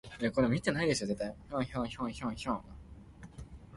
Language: Min Nan Chinese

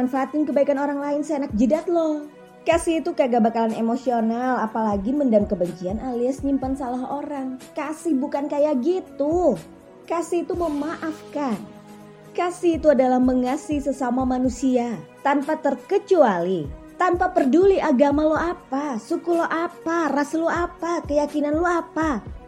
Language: Indonesian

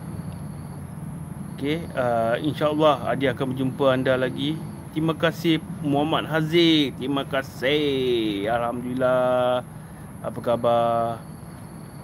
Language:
Malay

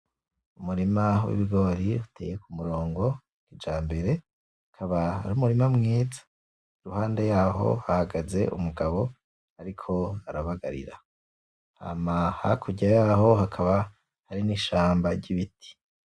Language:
Rundi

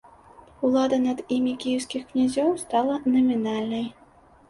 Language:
Belarusian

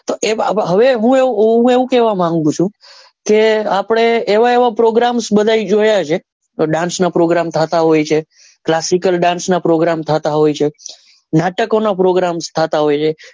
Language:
Gujarati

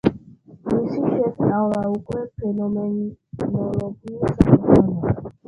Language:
Georgian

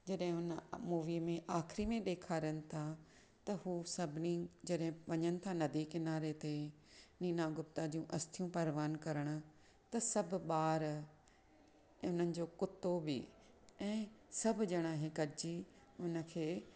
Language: Sindhi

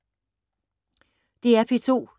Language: Danish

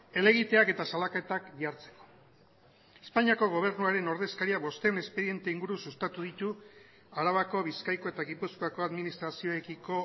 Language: Basque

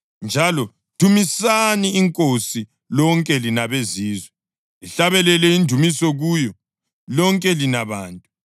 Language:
North Ndebele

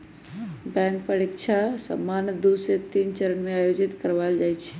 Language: Magahi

